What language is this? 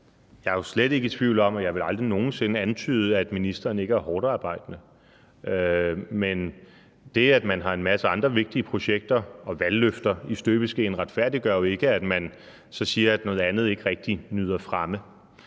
Danish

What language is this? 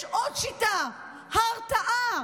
Hebrew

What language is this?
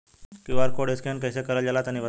Bhojpuri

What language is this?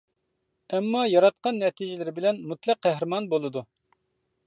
Uyghur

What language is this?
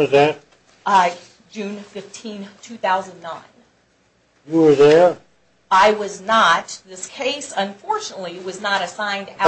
English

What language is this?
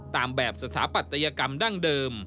Thai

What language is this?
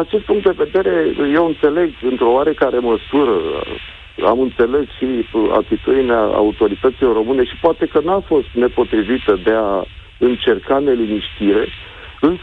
Romanian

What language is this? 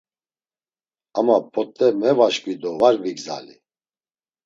Laz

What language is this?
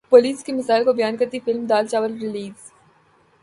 Urdu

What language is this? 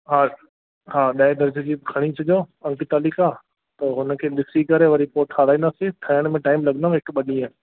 Sindhi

